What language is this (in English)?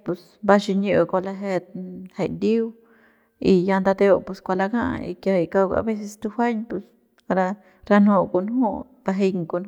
Central Pame